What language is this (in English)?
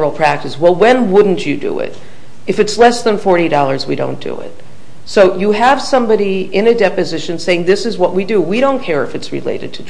English